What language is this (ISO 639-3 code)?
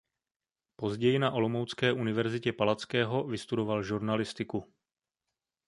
ces